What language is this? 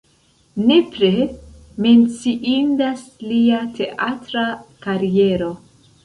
Esperanto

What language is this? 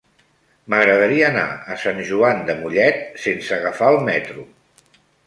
Catalan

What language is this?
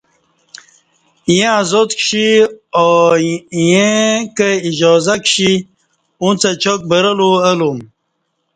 Kati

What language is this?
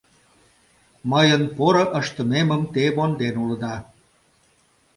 Mari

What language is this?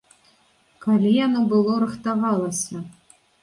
Belarusian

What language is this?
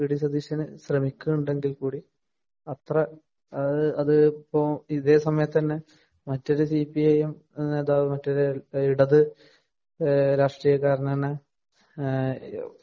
Malayalam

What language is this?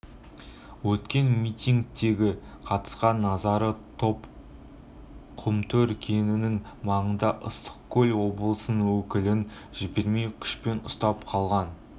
Kazakh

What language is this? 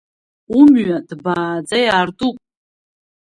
Abkhazian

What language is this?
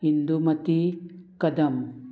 Konkani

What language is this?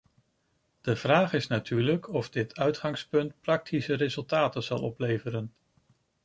Dutch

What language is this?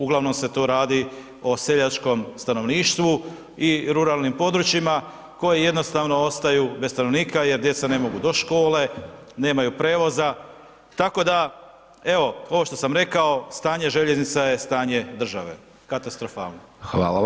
Croatian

